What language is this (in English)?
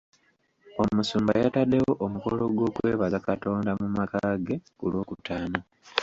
Ganda